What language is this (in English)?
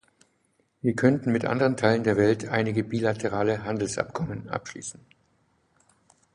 German